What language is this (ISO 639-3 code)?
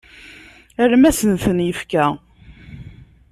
kab